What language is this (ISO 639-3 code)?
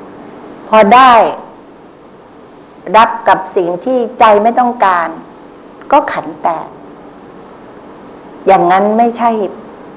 tha